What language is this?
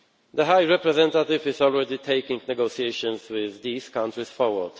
English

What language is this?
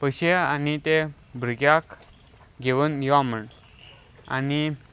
Konkani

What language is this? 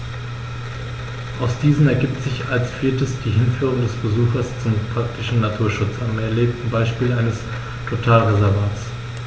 German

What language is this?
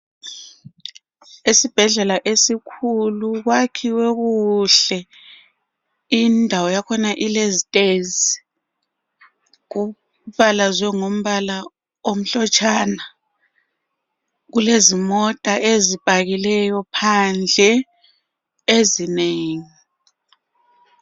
North Ndebele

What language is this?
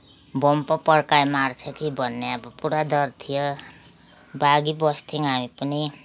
Nepali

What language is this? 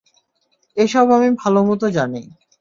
Bangla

